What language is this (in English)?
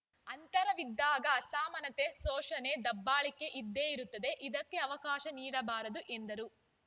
Kannada